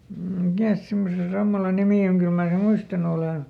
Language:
Finnish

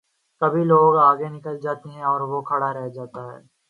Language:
Urdu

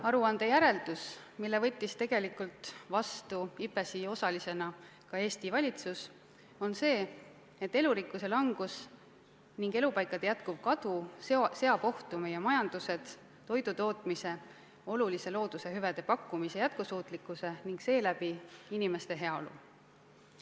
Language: Estonian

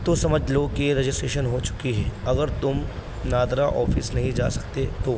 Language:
Urdu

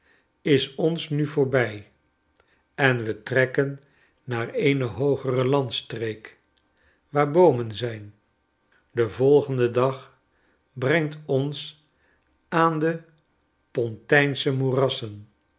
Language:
Dutch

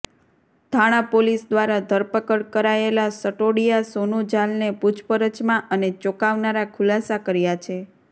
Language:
Gujarati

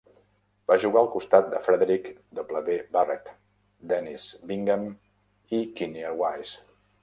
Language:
Catalan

